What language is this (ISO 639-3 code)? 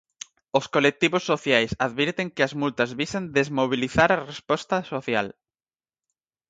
glg